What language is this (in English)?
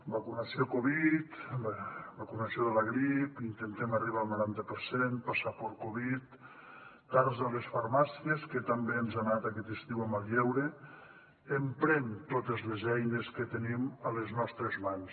Catalan